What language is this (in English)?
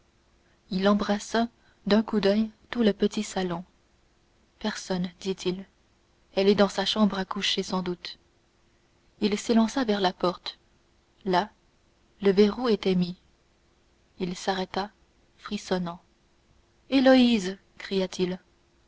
French